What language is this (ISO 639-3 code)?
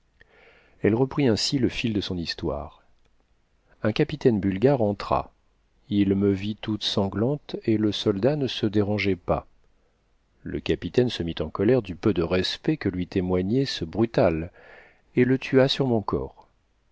fra